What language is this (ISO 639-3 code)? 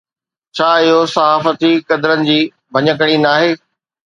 snd